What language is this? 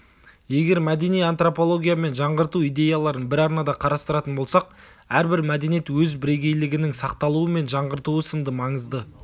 Kazakh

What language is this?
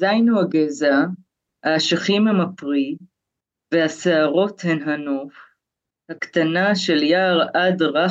Hebrew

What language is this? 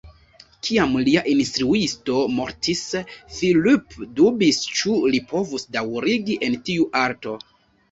Esperanto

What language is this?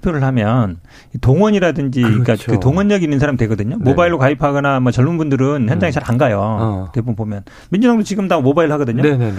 Korean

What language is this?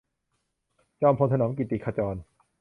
Thai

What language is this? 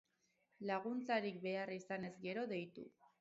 Basque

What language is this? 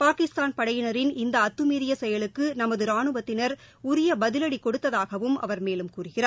Tamil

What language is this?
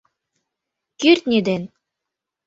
Mari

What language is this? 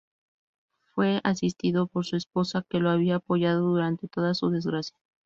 Spanish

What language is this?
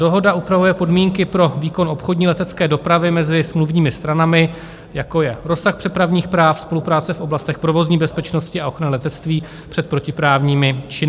Czech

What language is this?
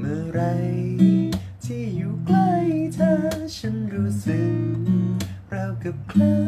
Thai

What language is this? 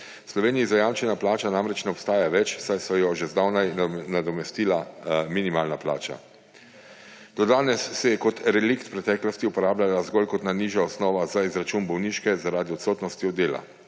Slovenian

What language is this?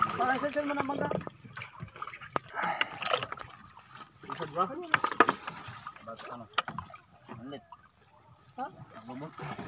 Indonesian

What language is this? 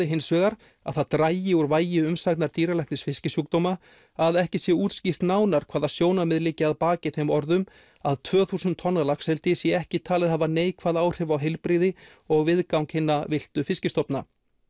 Icelandic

